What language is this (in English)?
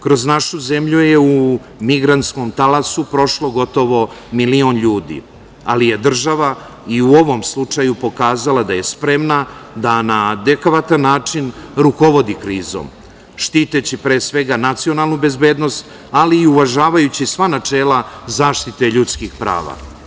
Serbian